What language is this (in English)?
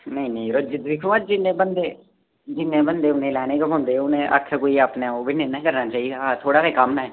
Dogri